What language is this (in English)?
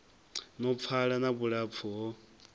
Venda